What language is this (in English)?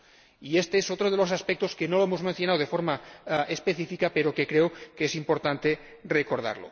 Spanish